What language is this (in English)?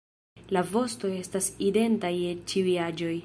Esperanto